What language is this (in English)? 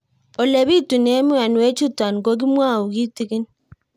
Kalenjin